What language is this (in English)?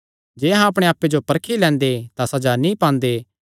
Kangri